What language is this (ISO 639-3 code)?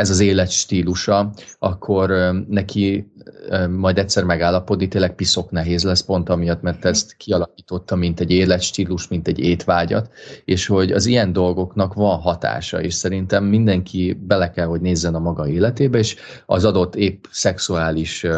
hun